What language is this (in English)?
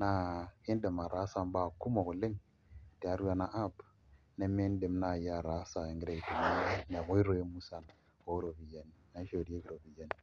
Masai